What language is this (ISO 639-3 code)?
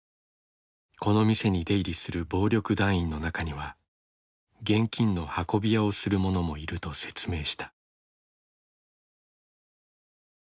jpn